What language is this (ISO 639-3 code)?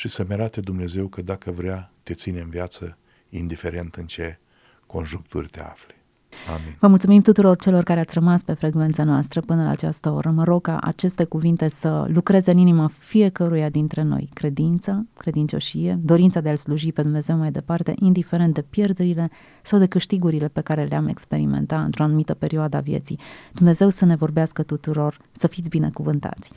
ron